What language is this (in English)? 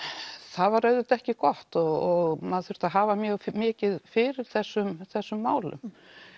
Icelandic